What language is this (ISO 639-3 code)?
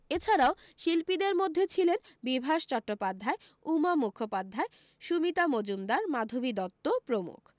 ben